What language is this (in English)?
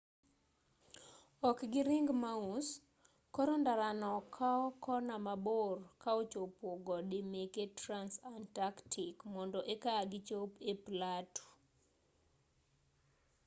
Luo (Kenya and Tanzania)